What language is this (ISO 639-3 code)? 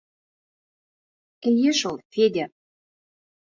bak